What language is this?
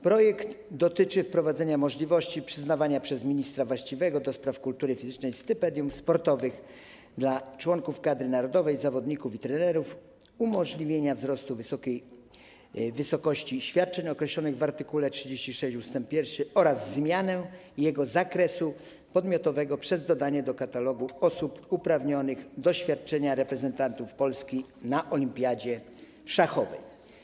Polish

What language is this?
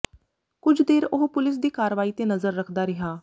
Punjabi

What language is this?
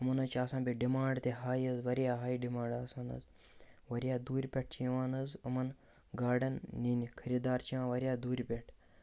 Kashmiri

